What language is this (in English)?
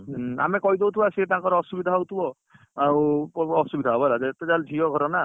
Odia